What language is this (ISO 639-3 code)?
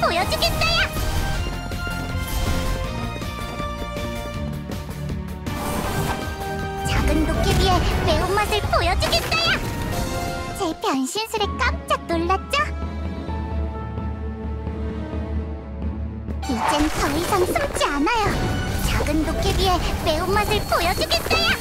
kor